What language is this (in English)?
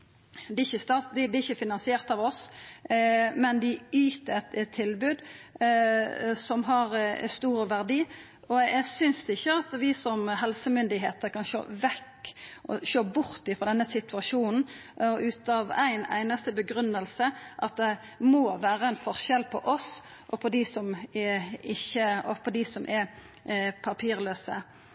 Norwegian Nynorsk